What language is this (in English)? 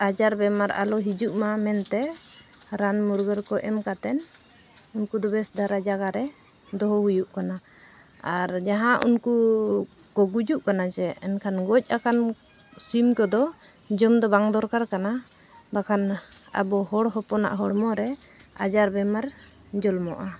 Santali